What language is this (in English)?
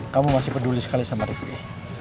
Indonesian